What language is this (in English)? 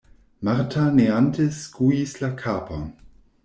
Esperanto